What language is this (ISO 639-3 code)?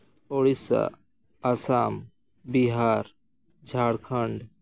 sat